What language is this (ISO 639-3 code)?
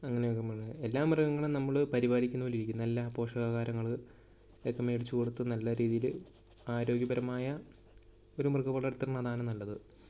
mal